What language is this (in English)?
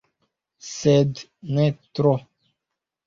Esperanto